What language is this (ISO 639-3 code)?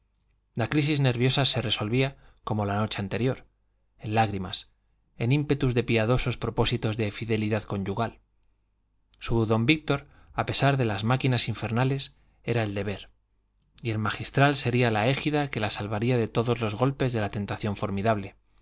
spa